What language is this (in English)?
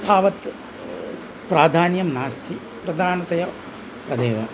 Sanskrit